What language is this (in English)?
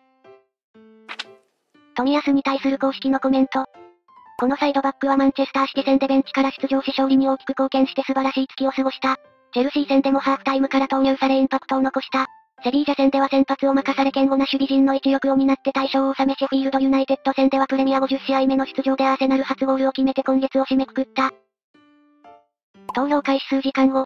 Japanese